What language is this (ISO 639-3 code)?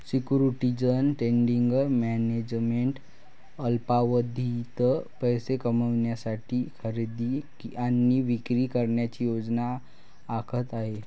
mar